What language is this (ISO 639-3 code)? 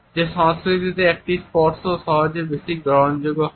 ben